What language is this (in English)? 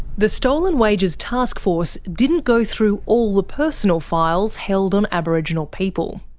English